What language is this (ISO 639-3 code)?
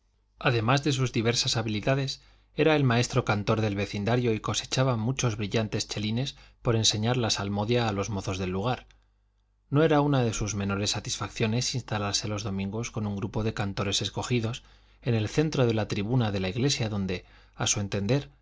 spa